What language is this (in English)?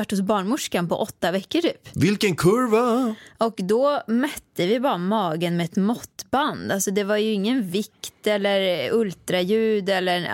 Swedish